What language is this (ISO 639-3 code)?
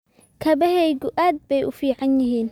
som